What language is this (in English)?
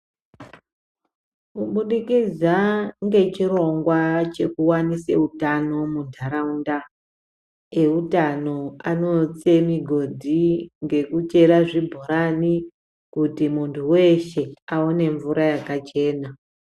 Ndau